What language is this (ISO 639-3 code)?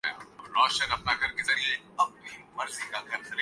urd